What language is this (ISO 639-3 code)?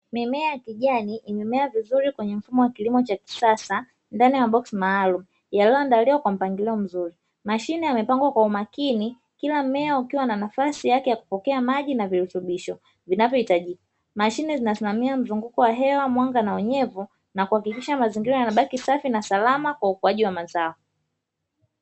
swa